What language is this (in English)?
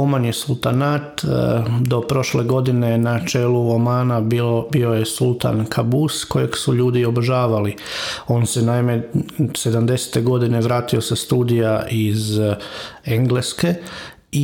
Croatian